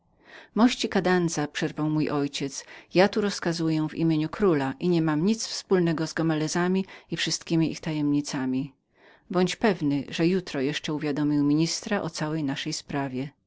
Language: Polish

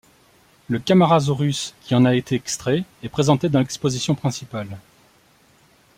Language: French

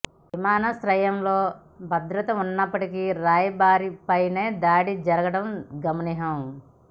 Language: Telugu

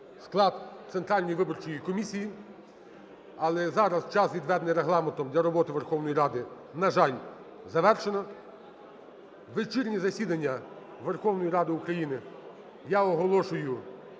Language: Ukrainian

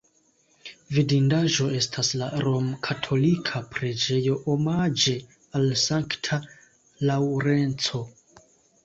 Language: Esperanto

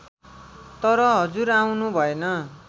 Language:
Nepali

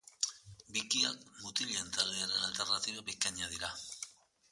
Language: Basque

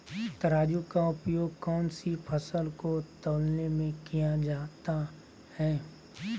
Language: Magahi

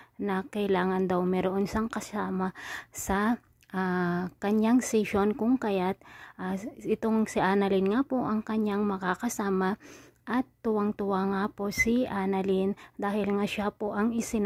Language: Filipino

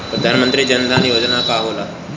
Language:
Bhojpuri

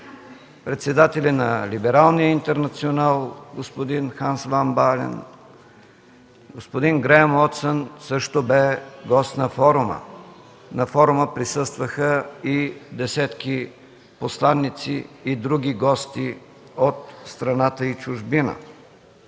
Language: Bulgarian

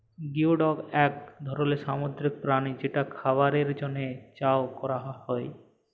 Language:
Bangla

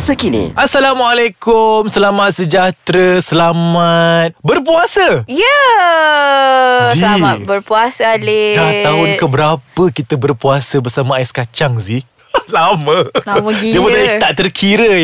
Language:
Malay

